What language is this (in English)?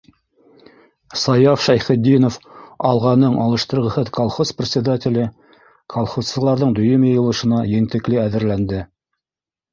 Bashkir